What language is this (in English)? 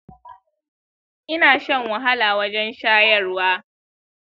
Hausa